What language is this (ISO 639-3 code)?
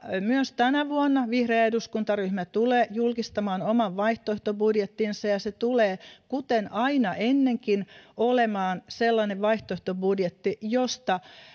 fin